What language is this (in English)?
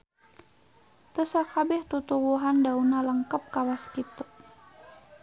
Sundanese